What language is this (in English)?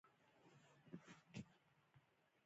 Pashto